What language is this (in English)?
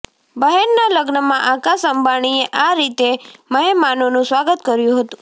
Gujarati